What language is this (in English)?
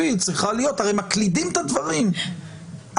Hebrew